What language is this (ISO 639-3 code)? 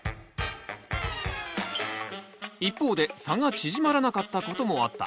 jpn